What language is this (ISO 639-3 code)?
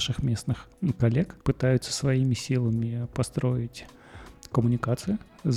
rus